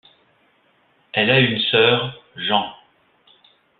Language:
French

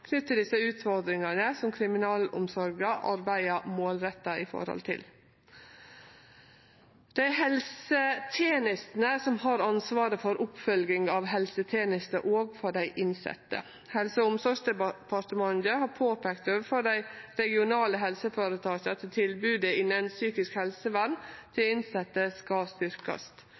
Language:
Norwegian Nynorsk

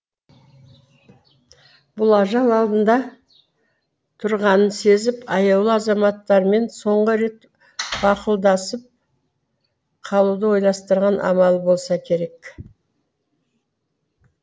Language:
Kazakh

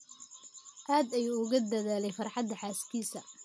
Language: Somali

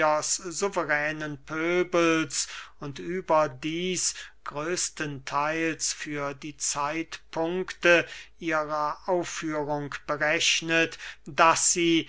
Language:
German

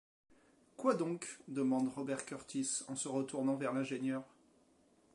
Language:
French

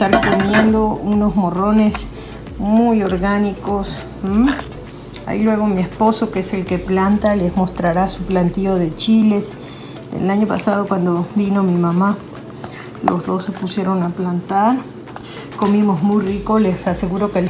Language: Spanish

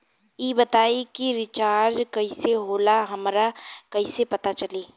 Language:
Bhojpuri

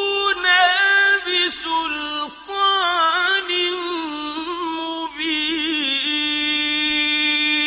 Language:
Arabic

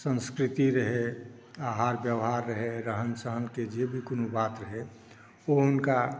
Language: Maithili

